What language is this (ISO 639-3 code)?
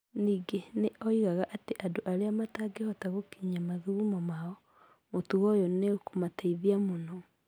kik